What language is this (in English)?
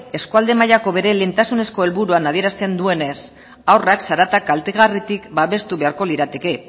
Basque